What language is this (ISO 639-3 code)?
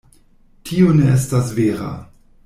epo